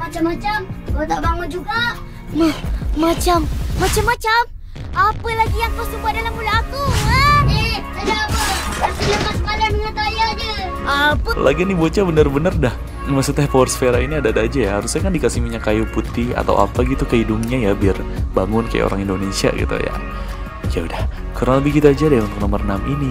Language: Indonesian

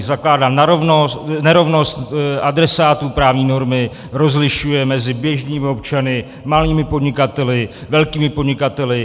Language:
Czech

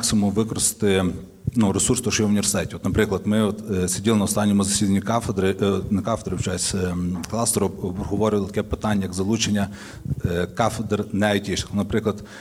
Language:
Ukrainian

